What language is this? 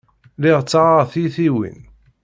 Kabyle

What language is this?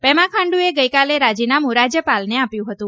Gujarati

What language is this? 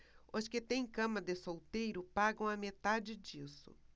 Portuguese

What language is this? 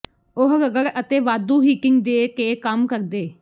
Punjabi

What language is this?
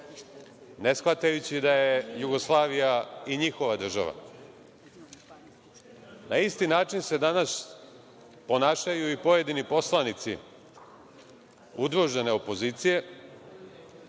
Serbian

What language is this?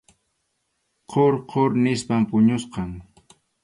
Arequipa-La Unión Quechua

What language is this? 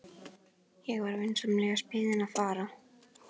Icelandic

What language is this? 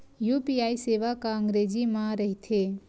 Chhattisgarhi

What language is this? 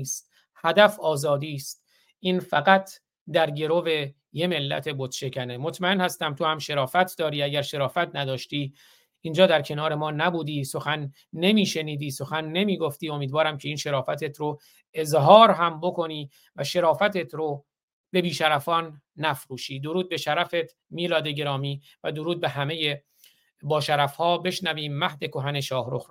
Persian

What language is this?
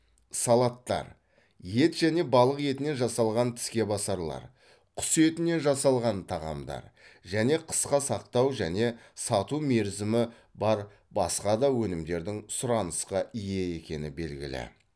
Kazakh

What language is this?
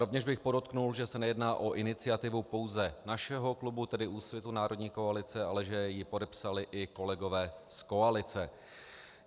Czech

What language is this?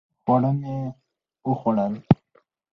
Pashto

